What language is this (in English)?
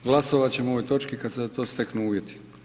Croatian